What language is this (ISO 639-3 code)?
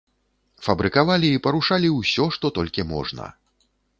bel